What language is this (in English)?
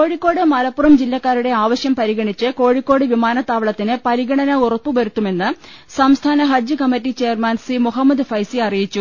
Malayalam